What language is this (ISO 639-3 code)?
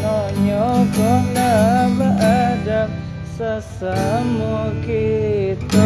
ind